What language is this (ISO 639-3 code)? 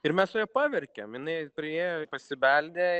lit